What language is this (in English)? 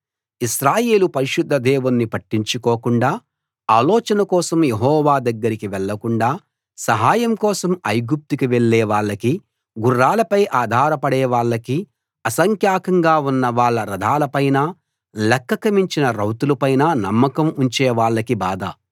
Telugu